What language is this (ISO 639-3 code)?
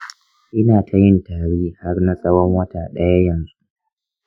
hau